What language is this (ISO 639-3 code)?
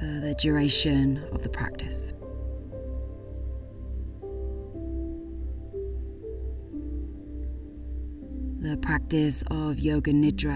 eng